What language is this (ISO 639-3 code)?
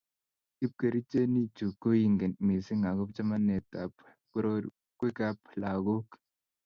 kln